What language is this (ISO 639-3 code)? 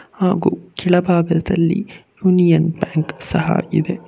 kan